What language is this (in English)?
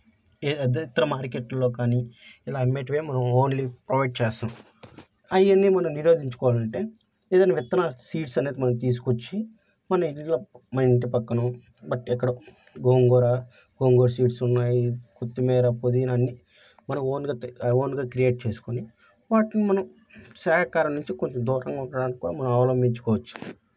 Telugu